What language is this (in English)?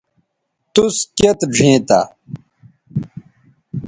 Bateri